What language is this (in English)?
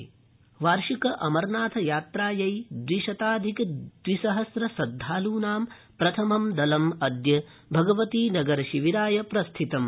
Sanskrit